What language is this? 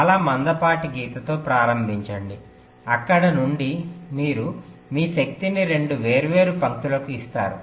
Telugu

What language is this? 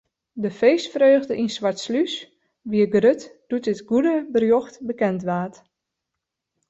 Western Frisian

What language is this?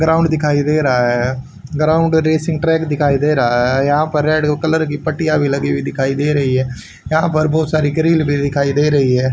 Hindi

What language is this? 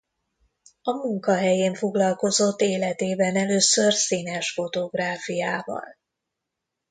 Hungarian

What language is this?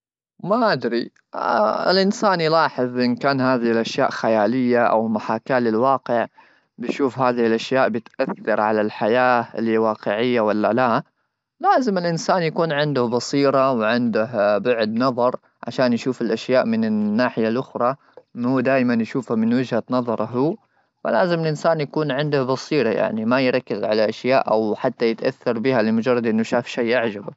Gulf Arabic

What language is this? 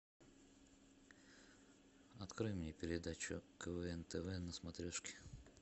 Russian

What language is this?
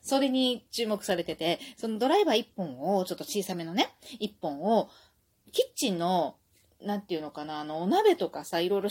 Japanese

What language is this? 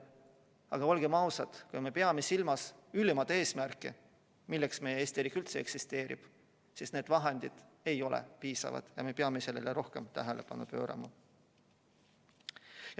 Estonian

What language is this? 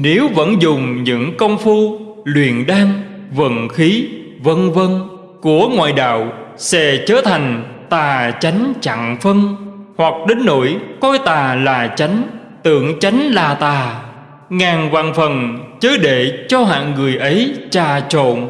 Vietnamese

